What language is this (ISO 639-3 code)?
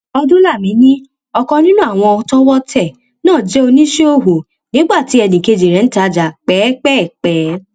yor